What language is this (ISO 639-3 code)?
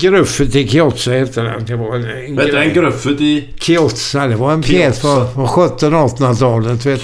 swe